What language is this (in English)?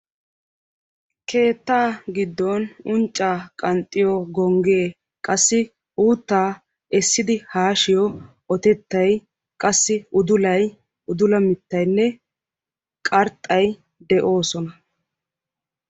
Wolaytta